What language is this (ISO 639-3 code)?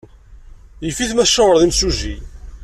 kab